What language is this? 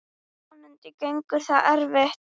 Icelandic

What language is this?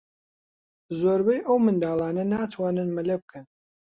Central Kurdish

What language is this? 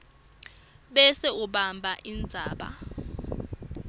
Swati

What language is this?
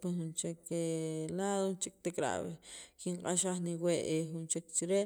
Sacapulteco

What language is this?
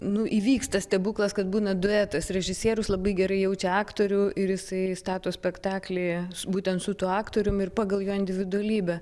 Lithuanian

